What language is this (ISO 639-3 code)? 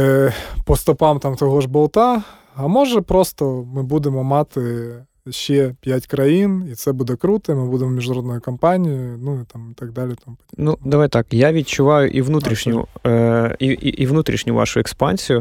ukr